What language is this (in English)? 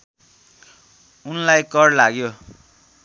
Nepali